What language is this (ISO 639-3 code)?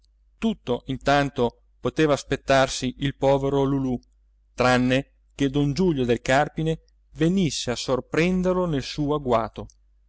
ita